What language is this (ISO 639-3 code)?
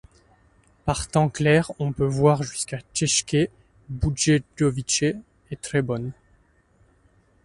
fra